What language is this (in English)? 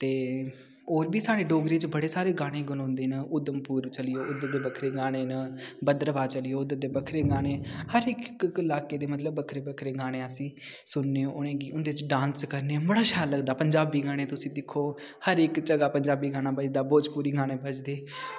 Dogri